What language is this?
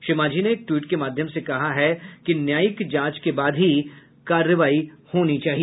Hindi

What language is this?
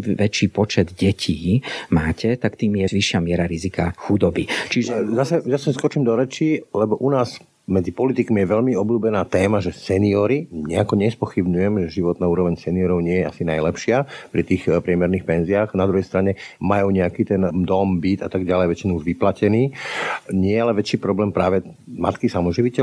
Slovak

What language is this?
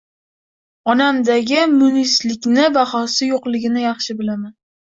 Uzbek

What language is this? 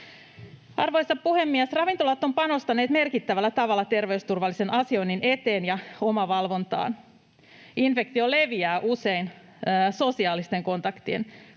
Finnish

